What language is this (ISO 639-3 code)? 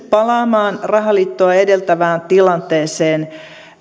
fin